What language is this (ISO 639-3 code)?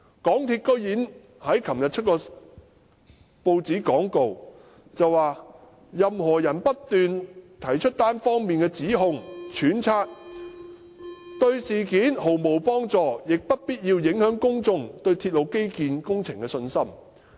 yue